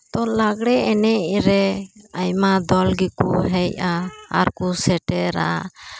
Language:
Santali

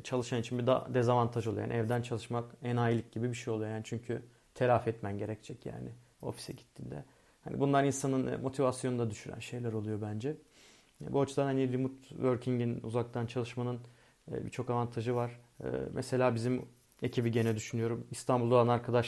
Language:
Turkish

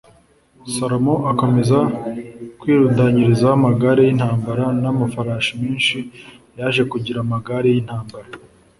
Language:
Kinyarwanda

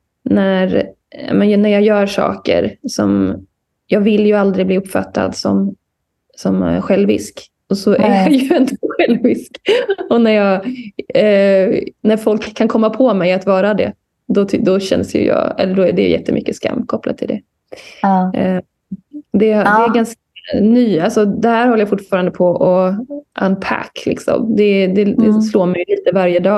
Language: Swedish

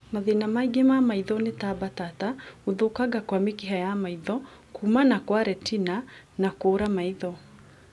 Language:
Kikuyu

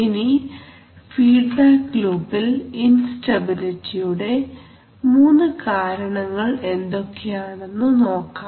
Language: Malayalam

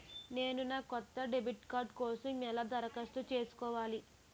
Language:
Telugu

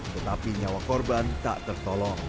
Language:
Indonesian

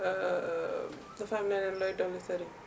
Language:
Wolof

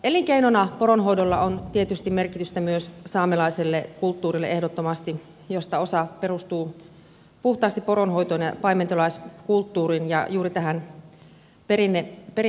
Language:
Finnish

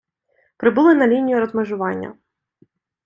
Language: Ukrainian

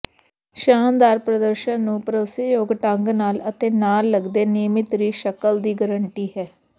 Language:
Punjabi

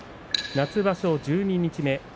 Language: Japanese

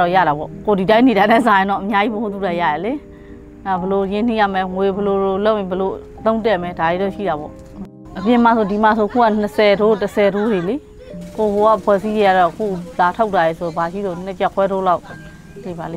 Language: Thai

